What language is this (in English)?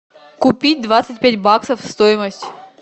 Russian